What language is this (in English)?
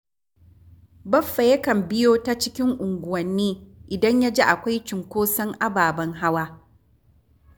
Hausa